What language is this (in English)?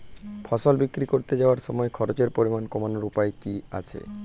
Bangla